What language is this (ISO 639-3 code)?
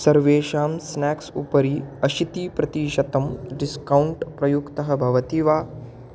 san